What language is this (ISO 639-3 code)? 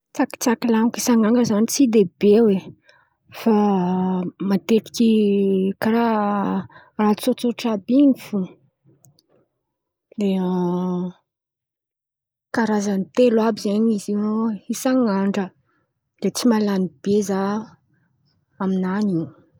xmv